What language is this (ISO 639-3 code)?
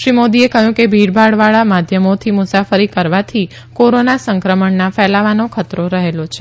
guj